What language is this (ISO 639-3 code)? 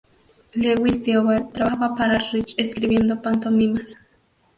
spa